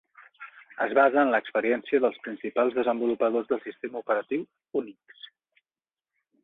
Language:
Catalan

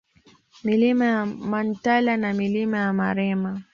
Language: Swahili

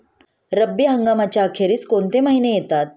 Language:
Marathi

